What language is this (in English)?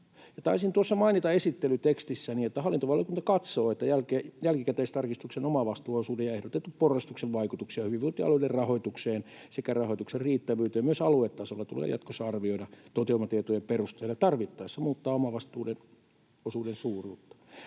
Finnish